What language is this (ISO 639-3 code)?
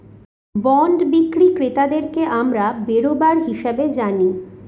ben